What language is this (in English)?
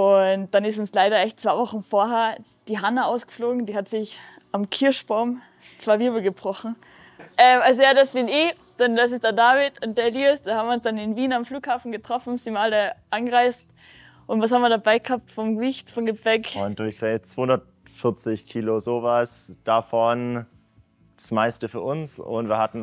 German